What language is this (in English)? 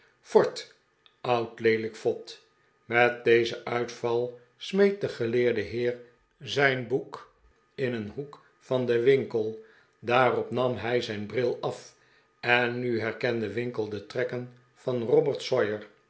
Dutch